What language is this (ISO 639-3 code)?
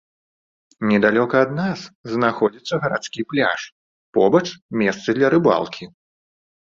bel